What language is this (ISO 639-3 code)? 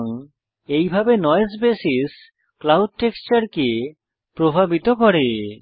ben